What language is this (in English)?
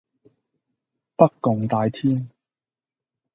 Cantonese